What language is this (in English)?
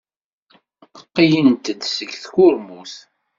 Kabyle